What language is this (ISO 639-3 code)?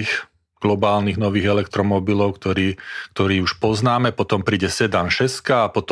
slk